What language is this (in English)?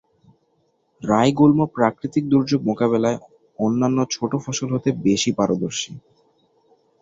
Bangla